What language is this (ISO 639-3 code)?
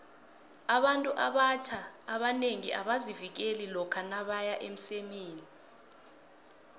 nbl